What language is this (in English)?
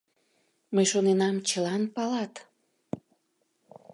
Mari